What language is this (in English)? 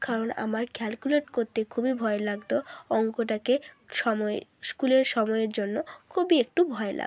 Bangla